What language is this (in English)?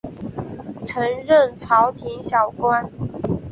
Chinese